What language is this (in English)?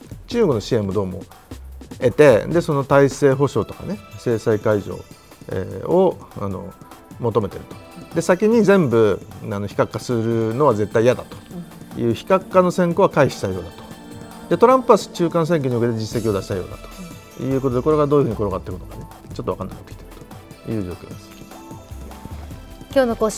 Japanese